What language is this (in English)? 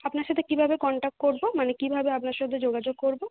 Bangla